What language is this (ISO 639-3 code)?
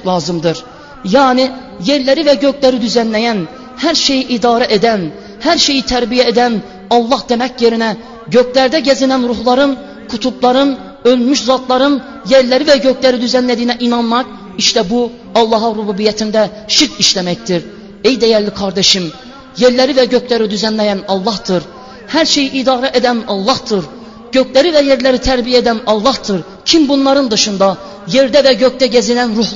tur